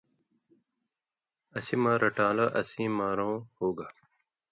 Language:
Indus Kohistani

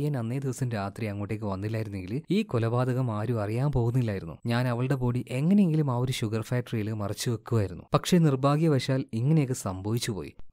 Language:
Malayalam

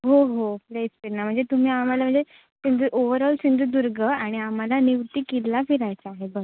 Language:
Marathi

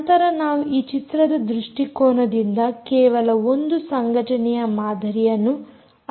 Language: Kannada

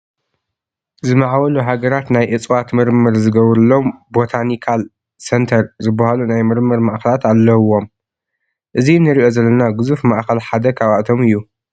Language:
Tigrinya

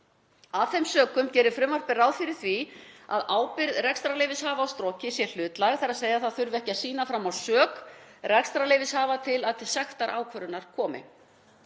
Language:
Icelandic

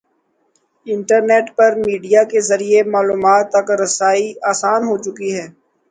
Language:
Urdu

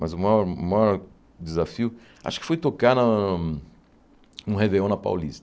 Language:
Portuguese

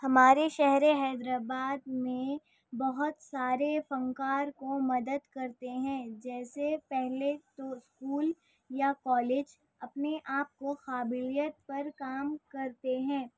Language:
Urdu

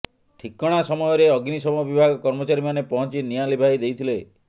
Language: Odia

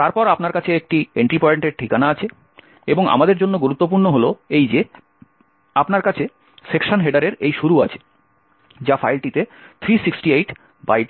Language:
Bangla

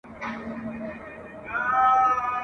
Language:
Pashto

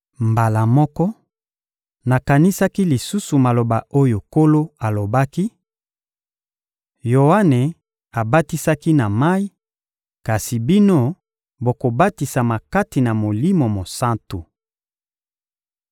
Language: Lingala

